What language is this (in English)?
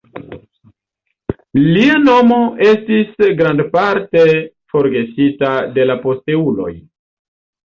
Esperanto